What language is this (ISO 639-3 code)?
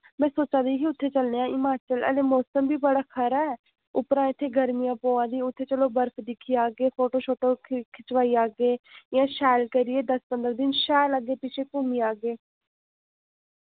doi